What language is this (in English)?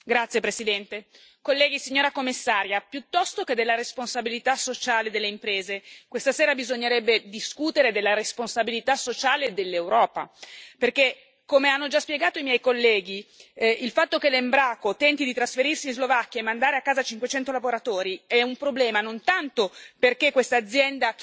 Italian